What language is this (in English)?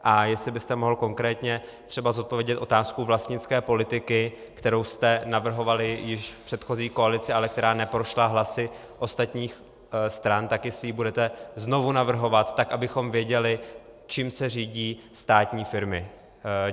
Czech